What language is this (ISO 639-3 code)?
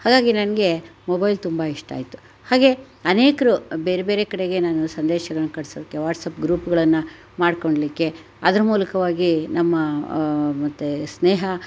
kan